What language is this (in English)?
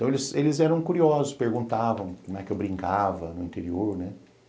Portuguese